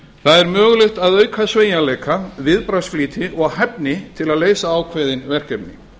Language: Icelandic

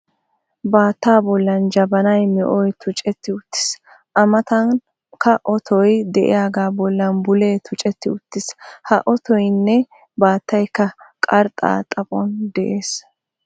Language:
Wolaytta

